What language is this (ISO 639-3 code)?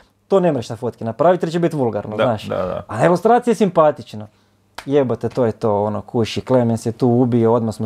hrv